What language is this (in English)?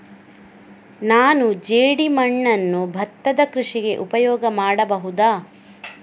Kannada